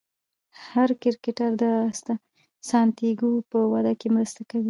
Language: Pashto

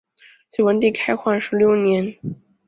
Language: Chinese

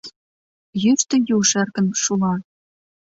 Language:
Mari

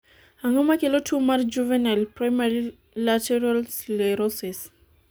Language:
Luo (Kenya and Tanzania)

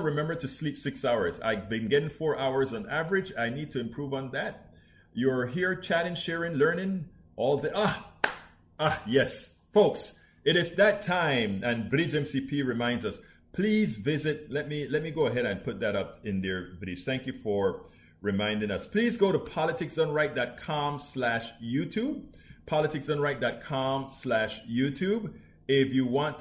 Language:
English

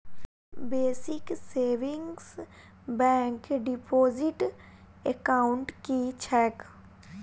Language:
Maithili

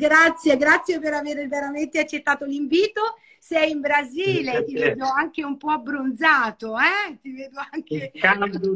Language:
Italian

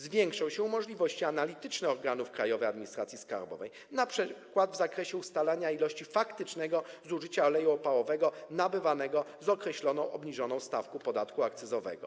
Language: Polish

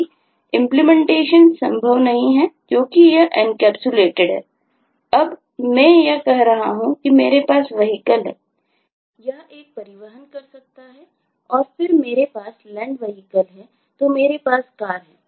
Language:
Hindi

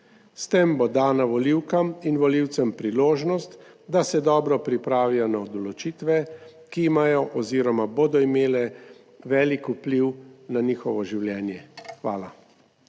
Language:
Slovenian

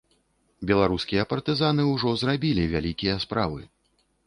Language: Belarusian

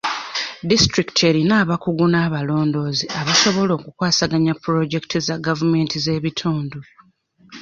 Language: Ganda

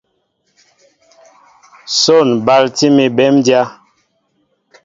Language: Mbo (Cameroon)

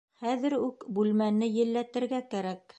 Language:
Bashkir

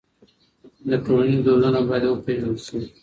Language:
Pashto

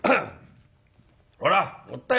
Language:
Japanese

